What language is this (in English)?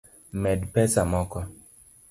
Luo (Kenya and Tanzania)